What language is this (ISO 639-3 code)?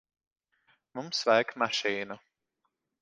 lav